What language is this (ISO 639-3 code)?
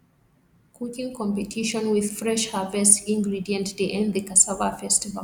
pcm